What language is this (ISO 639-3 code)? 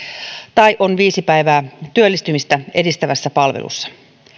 fin